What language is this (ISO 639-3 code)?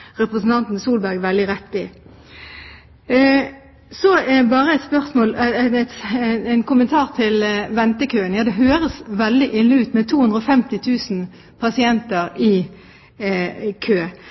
nob